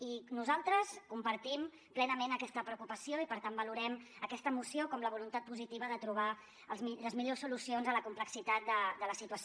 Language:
Catalan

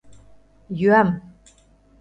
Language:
Mari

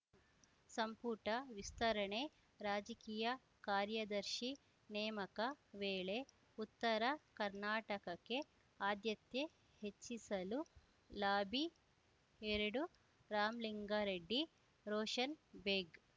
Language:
Kannada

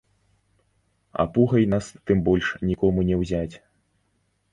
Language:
Belarusian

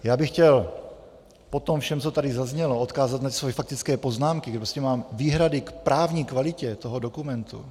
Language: Czech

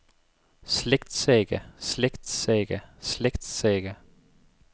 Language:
Danish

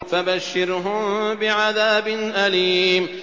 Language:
Arabic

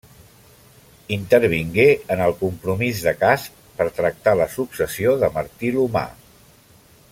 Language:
Catalan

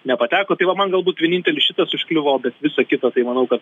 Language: Lithuanian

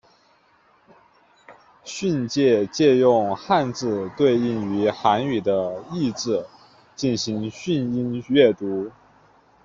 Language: Chinese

